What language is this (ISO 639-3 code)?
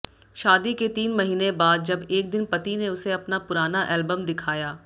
hin